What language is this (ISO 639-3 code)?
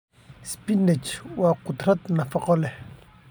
som